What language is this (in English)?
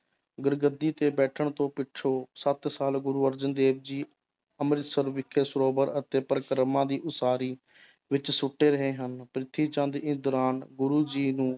Punjabi